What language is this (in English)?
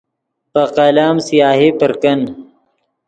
Yidgha